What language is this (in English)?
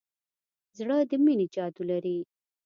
Pashto